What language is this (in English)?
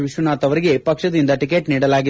Kannada